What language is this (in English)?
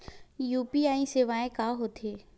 Chhattisgarhi